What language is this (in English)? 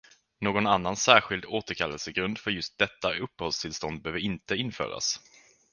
Swedish